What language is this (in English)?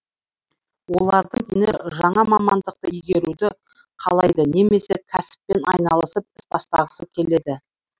Kazakh